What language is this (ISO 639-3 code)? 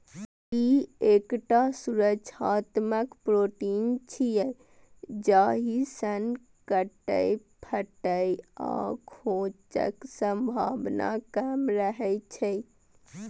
mai